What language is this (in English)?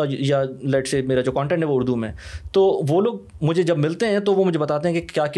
Urdu